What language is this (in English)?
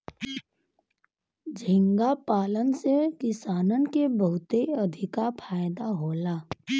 Bhojpuri